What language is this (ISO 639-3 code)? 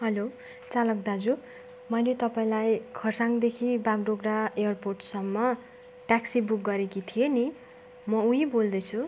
nep